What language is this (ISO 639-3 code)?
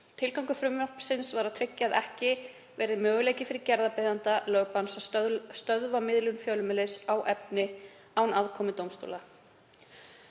isl